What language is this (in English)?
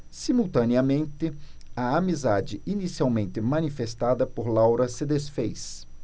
Portuguese